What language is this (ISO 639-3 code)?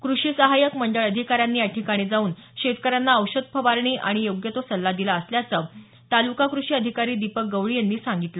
mar